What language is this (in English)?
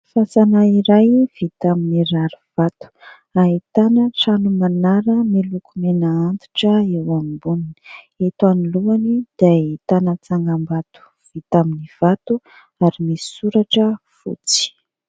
Malagasy